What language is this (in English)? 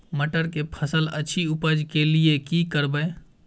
Maithili